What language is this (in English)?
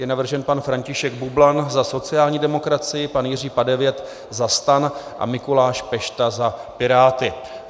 Czech